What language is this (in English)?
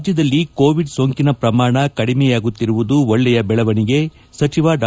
Kannada